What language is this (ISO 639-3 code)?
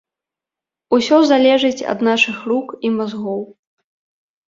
bel